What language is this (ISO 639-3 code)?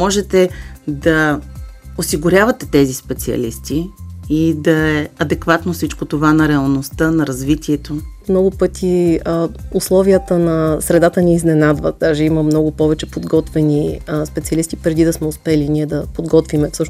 bul